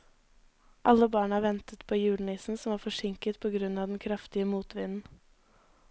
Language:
Norwegian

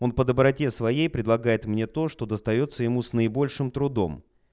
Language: Russian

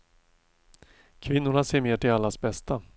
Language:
Swedish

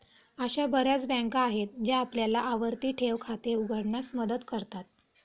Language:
Marathi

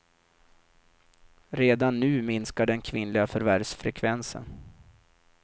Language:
Swedish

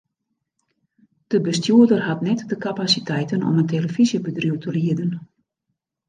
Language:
Western Frisian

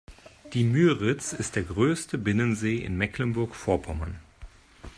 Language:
German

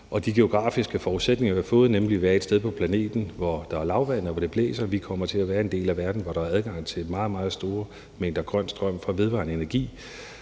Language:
Danish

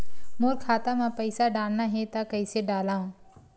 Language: Chhattisgarhi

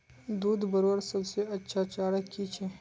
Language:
Magahi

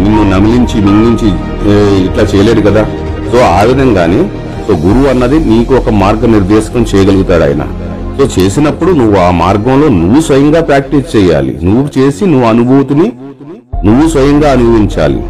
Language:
Telugu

